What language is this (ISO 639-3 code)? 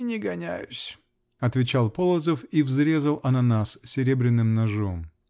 rus